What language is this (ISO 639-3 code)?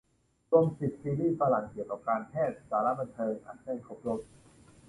tha